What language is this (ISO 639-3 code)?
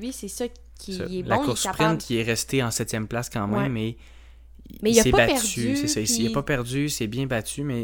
fra